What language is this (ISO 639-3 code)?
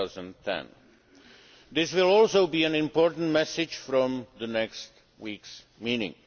eng